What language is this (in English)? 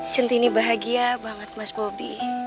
Indonesian